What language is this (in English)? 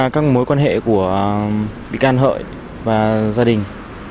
Vietnamese